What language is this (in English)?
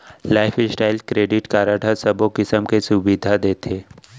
Chhattisgarhi